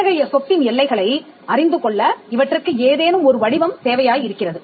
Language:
Tamil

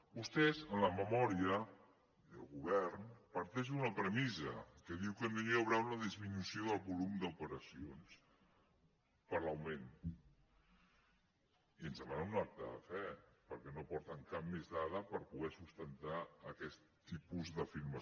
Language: Catalan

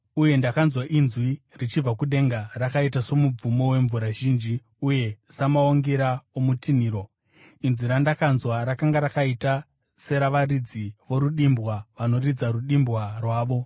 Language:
Shona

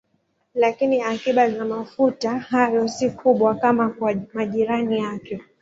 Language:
Swahili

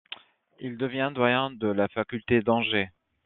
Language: French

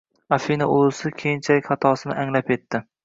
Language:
Uzbek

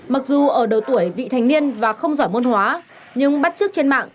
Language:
Vietnamese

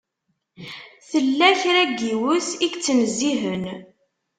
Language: Kabyle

